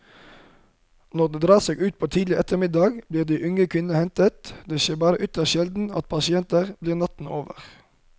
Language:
Norwegian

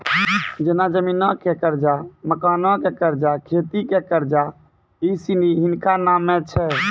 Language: Maithili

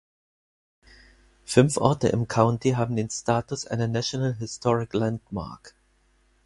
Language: German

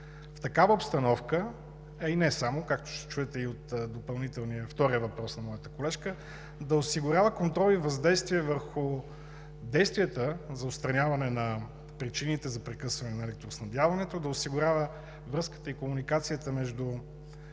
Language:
Bulgarian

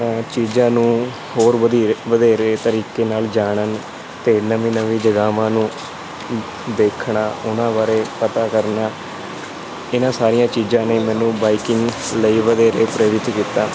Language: Punjabi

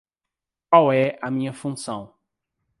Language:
Portuguese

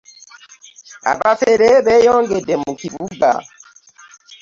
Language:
Ganda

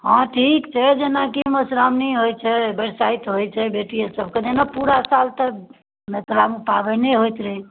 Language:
Maithili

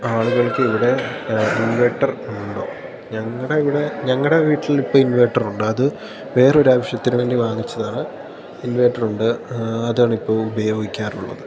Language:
Malayalam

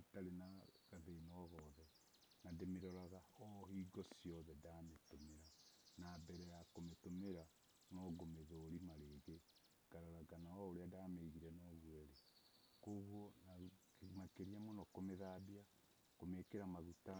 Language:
Kikuyu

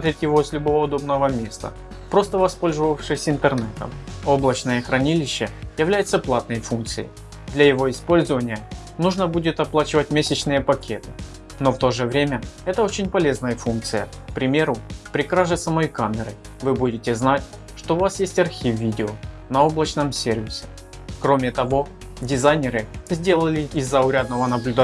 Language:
Russian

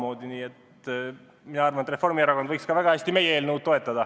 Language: Estonian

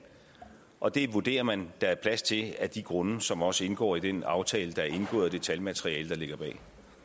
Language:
Danish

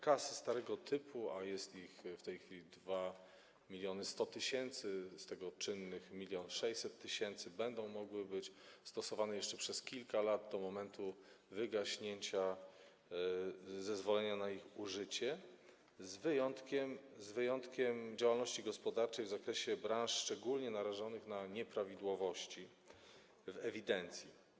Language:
Polish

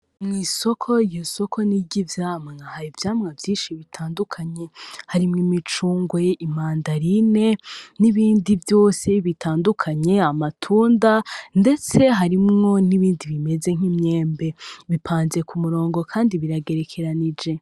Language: Rundi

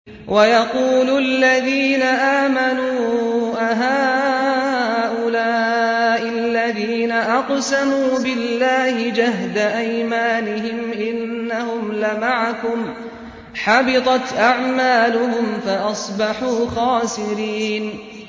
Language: Arabic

